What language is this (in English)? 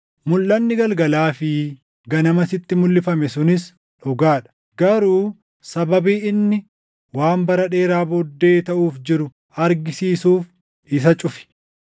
Oromo